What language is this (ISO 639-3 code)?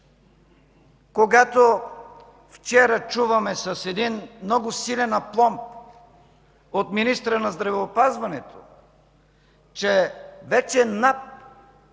bul